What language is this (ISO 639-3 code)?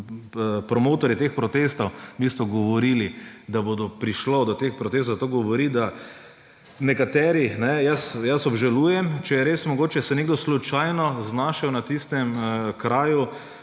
slv